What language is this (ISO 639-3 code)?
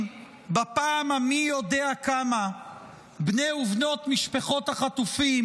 heb